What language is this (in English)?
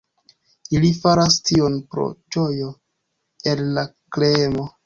Esperanto